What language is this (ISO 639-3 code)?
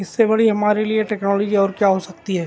urd